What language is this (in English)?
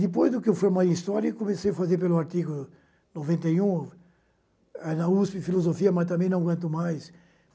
Portuguese